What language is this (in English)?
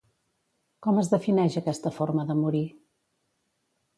Catalan